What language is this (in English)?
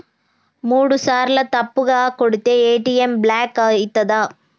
Telugu